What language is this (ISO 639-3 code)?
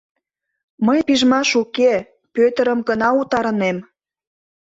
chm